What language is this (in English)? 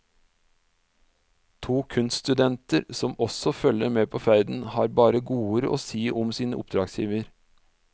Norwegian